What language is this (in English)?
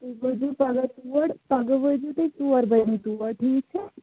Kashmiri